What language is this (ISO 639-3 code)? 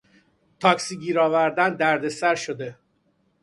fas